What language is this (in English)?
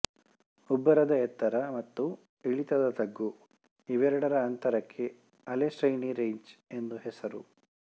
Kannada